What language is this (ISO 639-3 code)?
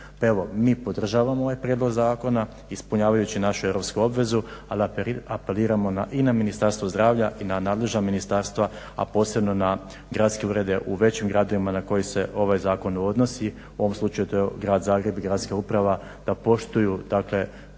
hrv